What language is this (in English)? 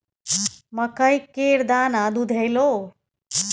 Maithili